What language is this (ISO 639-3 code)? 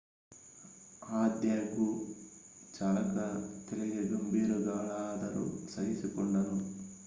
kan